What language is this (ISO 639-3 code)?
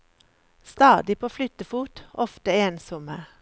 nor